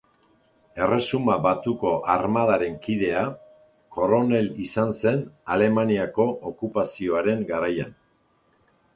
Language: Basque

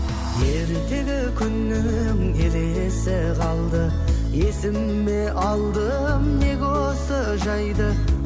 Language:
Kazakh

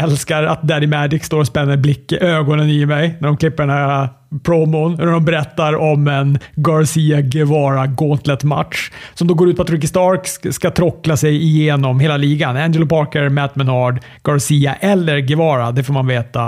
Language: Swedish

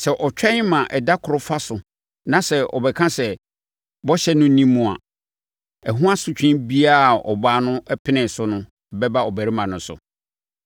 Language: Akan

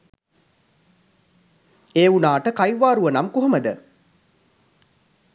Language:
Sinhala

